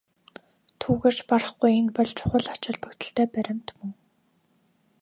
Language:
Mongolian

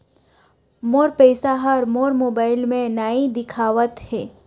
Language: Chhattisgarhi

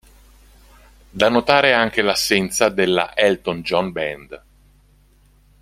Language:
Italian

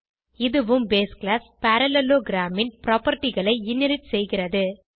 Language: Tamil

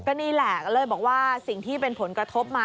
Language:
Thai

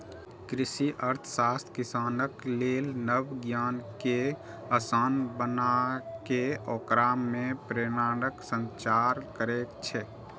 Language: Maithili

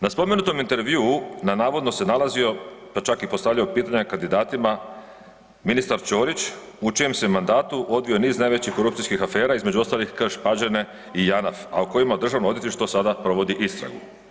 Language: Croatian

